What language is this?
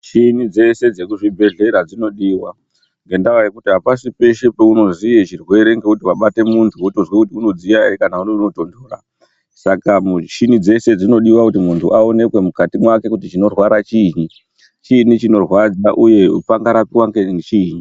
Ndau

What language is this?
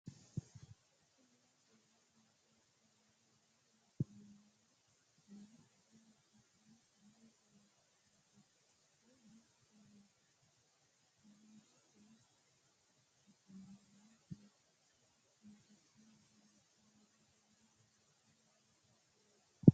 Sidamo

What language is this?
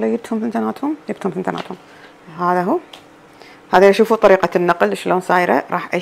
Arabic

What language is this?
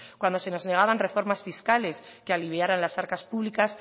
Spanish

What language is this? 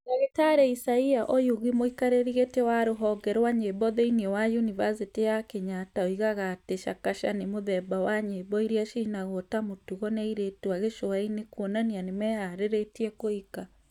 Kikuyu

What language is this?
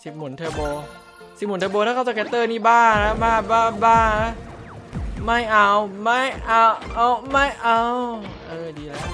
Thai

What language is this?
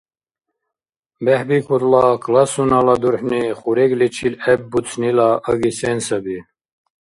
Dargwa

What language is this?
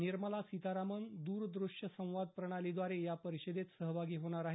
Marathi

